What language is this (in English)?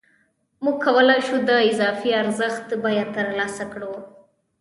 Pashto